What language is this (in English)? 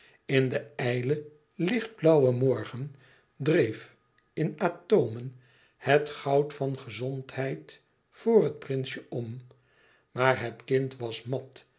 Dutch